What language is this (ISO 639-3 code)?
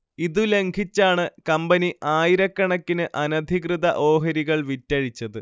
mal